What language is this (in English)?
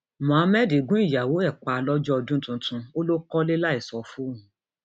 Yoruba